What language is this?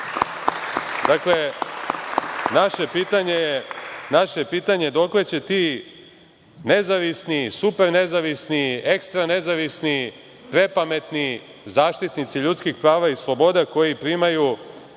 Serbian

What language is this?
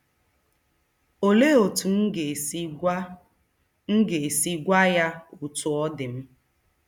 Igbo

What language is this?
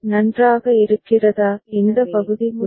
Tamil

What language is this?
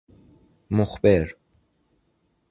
Persian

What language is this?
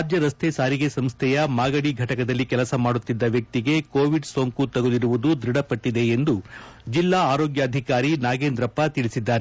Kannada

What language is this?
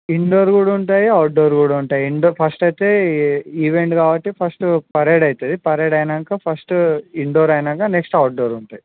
Telugu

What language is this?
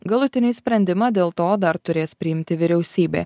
Lithuanian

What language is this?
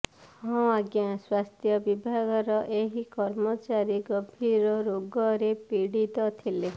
Odia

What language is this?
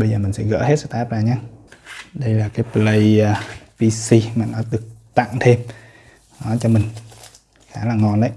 Vietnamese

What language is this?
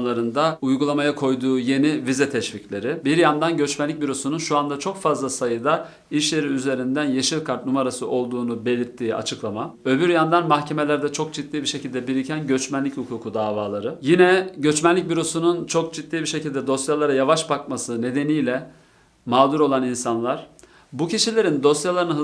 Turkish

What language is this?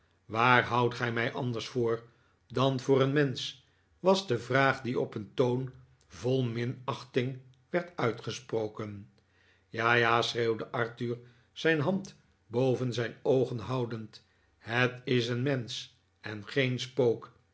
Dutch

